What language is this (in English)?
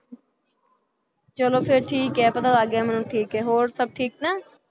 Punjabi